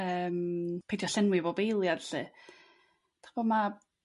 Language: Welsh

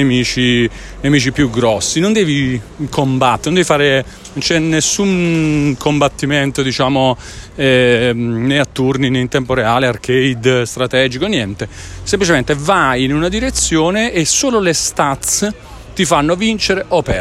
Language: Italian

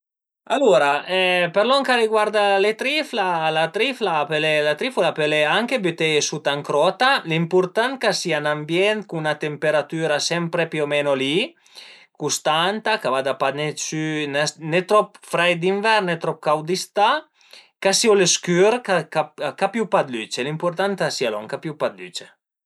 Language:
Piedmontese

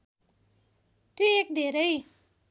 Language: Nepali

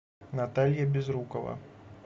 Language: Russian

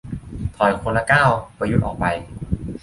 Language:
Thai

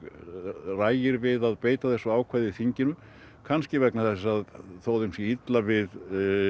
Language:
Icelandic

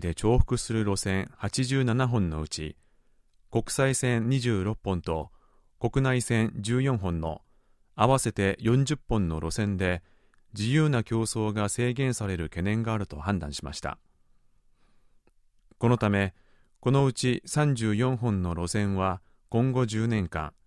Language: Japanese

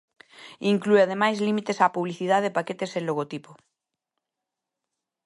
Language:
Galician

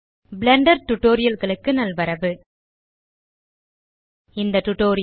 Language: Tamil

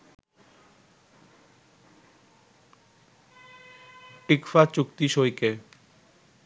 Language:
Bangla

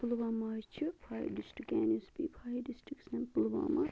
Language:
Kashmiri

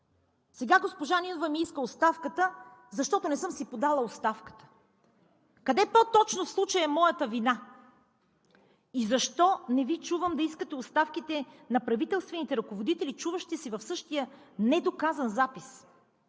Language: Bulgarian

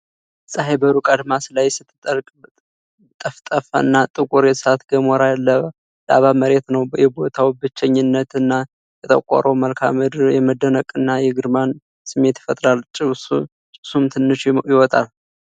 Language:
Amharic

